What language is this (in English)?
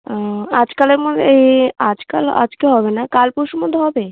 Bangla